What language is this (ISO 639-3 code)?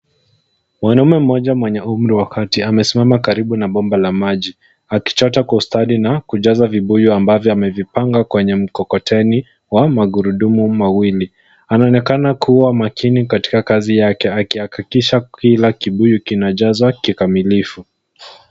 swa